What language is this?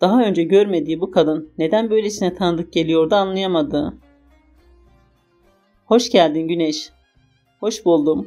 Turkish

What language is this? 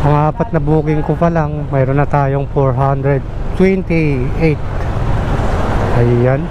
Filipino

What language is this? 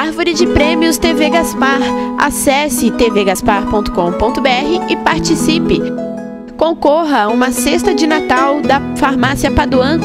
Portuguese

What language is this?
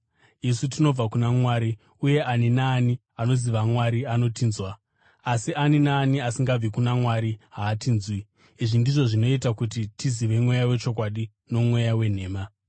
Shona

